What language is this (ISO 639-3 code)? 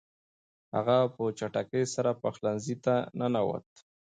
pus